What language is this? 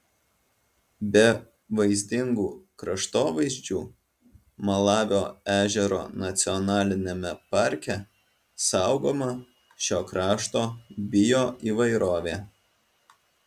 Lithuanian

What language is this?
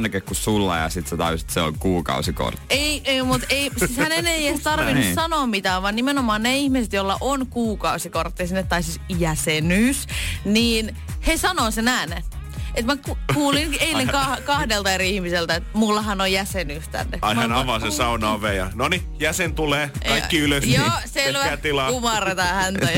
Finnish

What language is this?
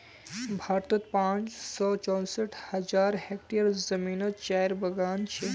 Magahi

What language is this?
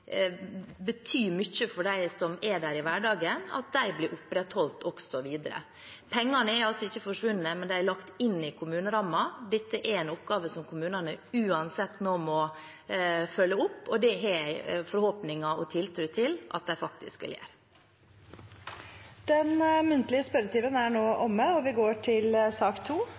Norwegian Bokmål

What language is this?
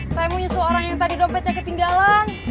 Indonesian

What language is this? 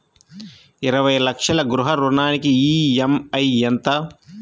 Telugu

